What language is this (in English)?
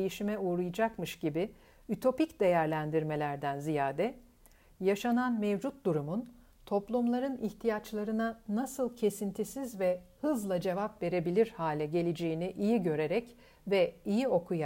Turkish